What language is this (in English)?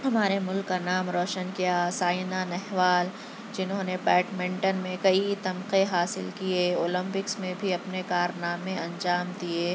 Urdu